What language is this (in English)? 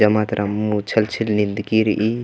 Kurukh